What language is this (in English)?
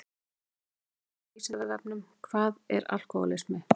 Icelandic